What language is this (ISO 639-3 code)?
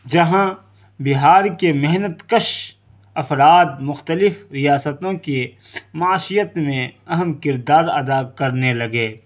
urd